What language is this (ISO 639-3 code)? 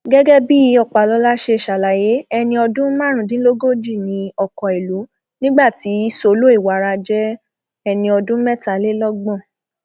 yor